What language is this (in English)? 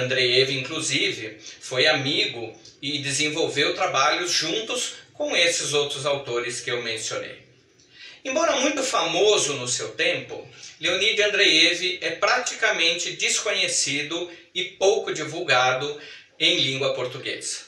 Portuguese